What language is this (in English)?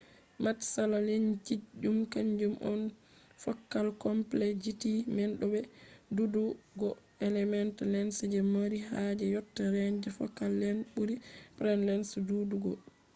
Fula